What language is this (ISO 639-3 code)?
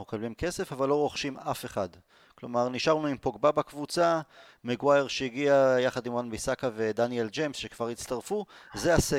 heb